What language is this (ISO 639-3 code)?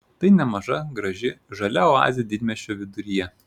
lit